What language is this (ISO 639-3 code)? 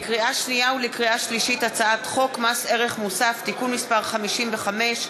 heb